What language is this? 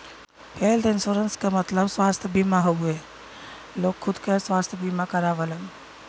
Bhojpuri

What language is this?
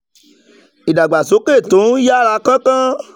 Yoruba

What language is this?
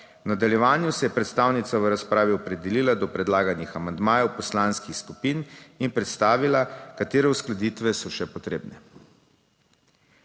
Slovenian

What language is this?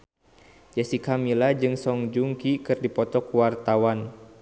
Sundanese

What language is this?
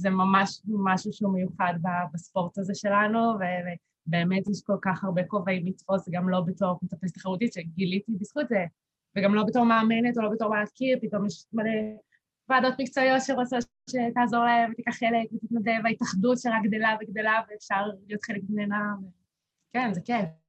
Hebrew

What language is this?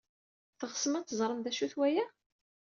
Kabyle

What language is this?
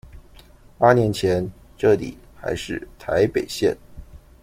Chinese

